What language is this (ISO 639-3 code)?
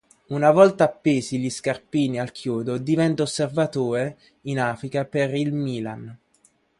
ita